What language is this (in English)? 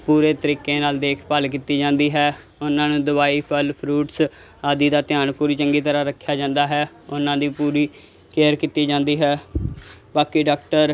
Punjabi